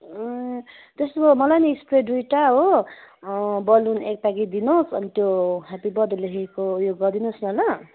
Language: Nepali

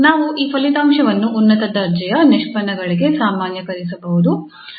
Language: Kannada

